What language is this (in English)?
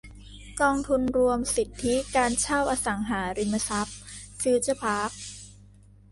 Thai